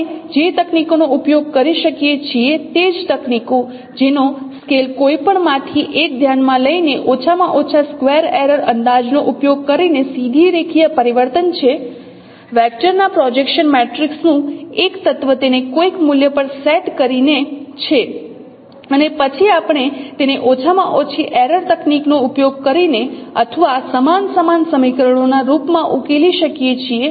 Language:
Gujarati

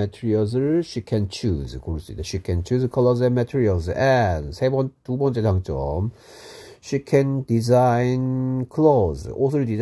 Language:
Korean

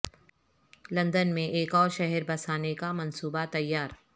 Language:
Urdu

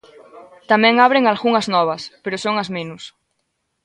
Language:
Galician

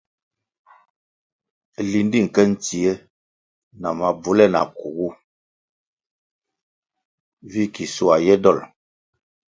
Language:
Kwasio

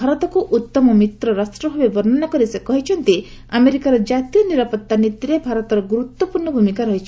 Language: Odia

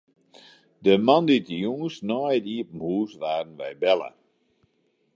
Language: Western Frisian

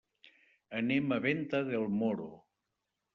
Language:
Catalan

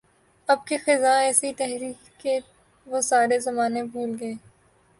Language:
Urdu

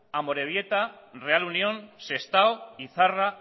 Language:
Basque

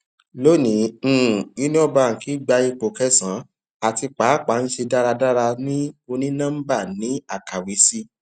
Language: Yoruba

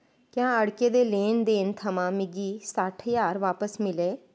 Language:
Dogri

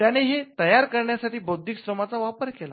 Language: Marathi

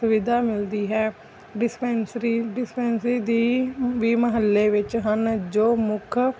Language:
Punjabi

